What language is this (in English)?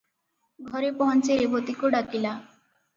Odia